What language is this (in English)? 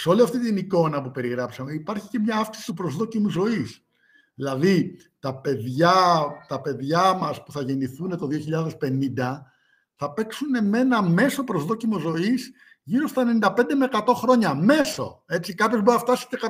Greek